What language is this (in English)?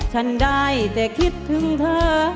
Thai